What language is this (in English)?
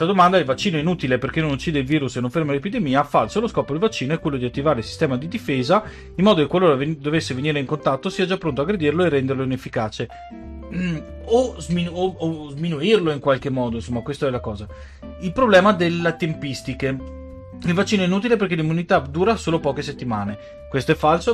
Italian